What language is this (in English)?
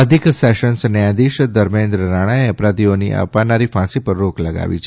Gujarati